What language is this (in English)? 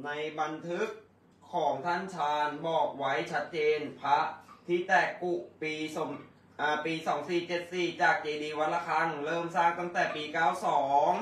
Thai